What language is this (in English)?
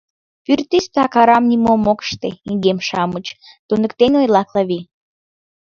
Mari